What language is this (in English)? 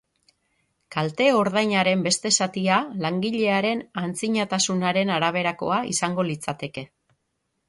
Basque